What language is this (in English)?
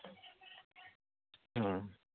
Santali